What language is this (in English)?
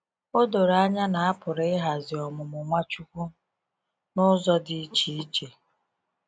Igbo